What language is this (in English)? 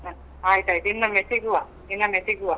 Kannada